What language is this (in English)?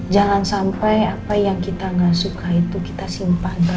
Indonesian